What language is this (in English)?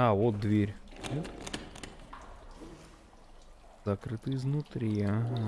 Russian